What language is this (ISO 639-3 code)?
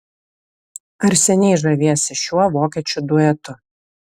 lit